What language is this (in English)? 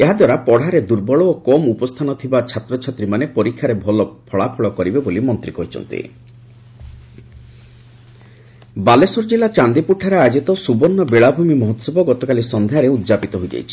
Odia